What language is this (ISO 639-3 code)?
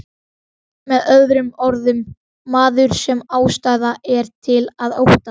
isl